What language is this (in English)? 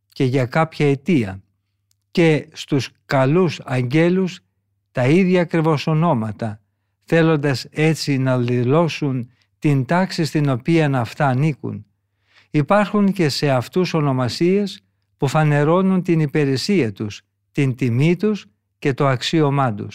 Greek